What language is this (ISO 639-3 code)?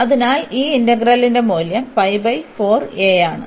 mal